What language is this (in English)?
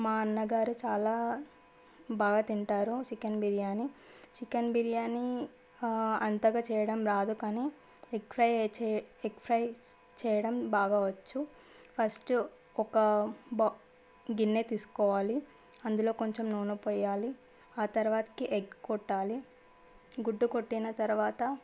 Telugu